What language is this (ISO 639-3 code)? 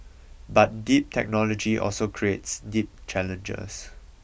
eng